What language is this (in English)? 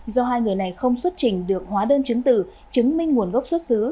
Vietnamese